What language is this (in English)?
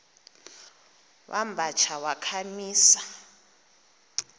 Xhosa